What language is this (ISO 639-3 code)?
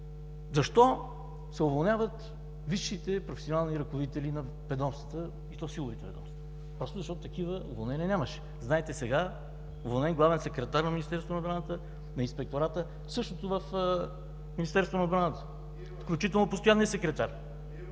bul